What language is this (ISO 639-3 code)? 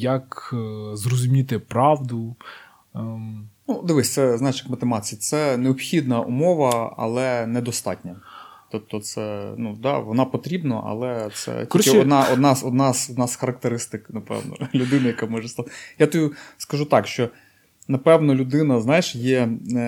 ukr